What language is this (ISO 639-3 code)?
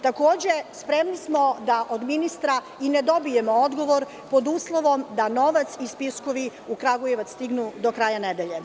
srp